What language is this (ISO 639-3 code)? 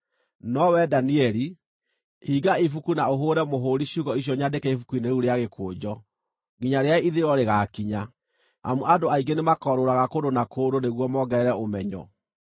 kik